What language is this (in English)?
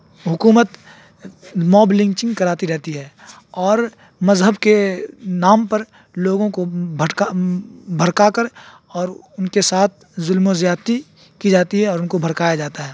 Urdu